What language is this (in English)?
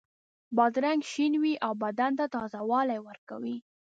Pashto